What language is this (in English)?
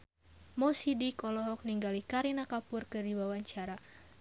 Sundanese